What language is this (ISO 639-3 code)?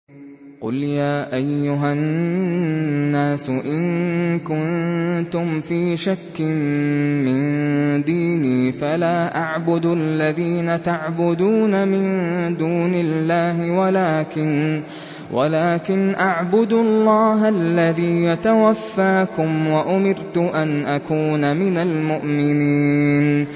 ara